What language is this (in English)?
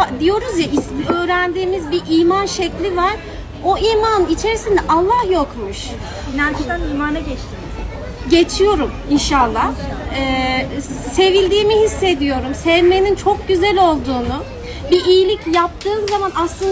Turkish